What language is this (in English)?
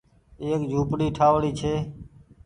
Goaria